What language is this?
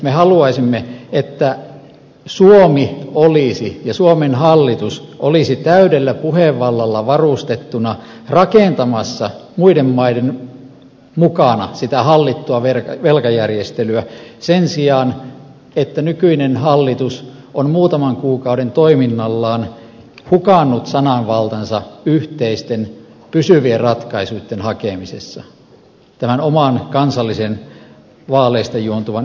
Finnish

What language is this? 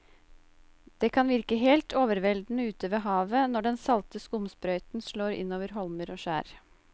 Norwegian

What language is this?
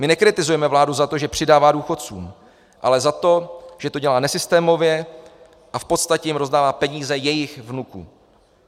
Czech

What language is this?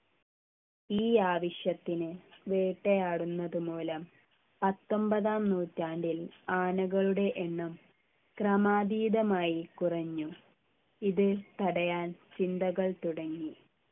Malayalam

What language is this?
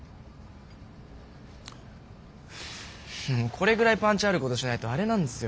Japanese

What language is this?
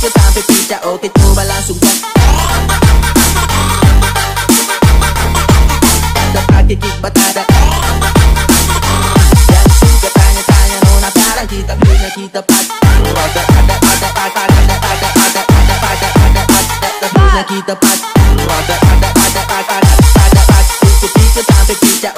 Indonesian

